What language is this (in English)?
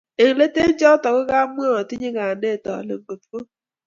Kalenjin